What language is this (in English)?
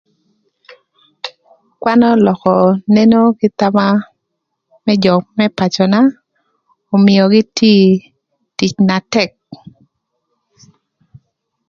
Thur